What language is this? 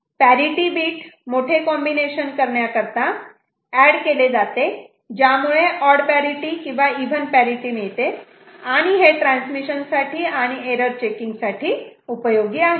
Marathi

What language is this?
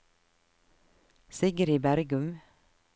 Norwegian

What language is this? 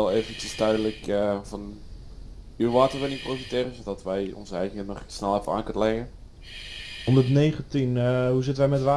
Dutch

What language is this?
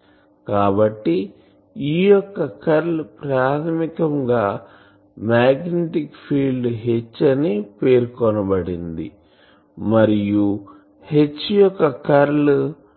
Telugu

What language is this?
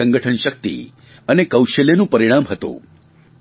Gujarati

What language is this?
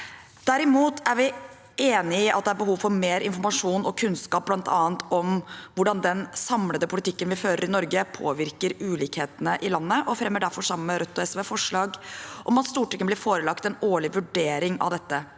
Norwegian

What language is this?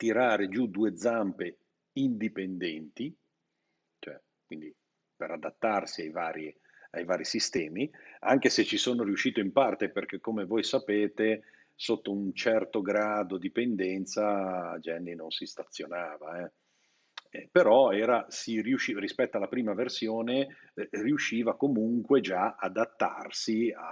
Italian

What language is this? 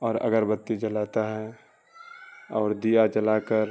Urdu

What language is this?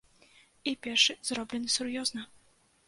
Belarusian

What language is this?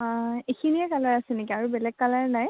Assamese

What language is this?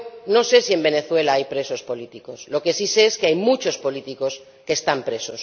Spanish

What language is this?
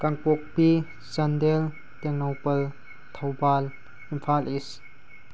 Manipuri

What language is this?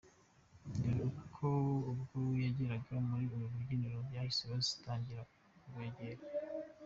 Kinyarwanda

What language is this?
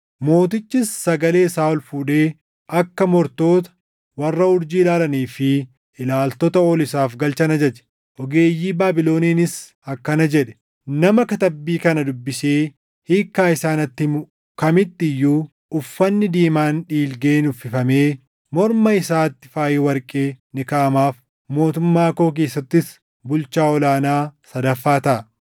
Oromo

